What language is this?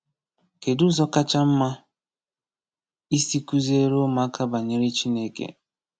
Igbo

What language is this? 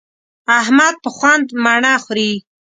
Pashto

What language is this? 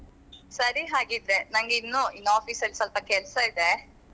Kannada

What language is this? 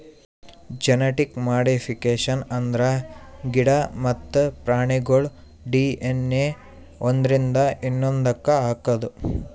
Kannada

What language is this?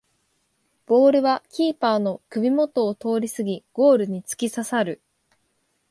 Japanese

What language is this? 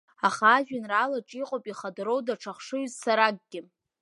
Abkhazian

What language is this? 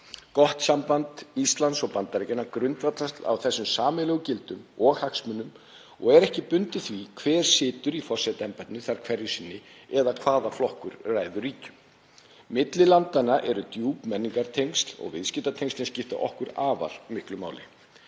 Icelandic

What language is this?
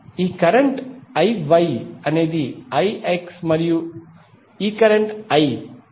Telugu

